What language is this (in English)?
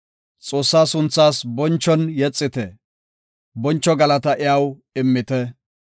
Gofa